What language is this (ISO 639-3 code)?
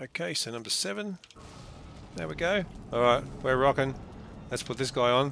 eng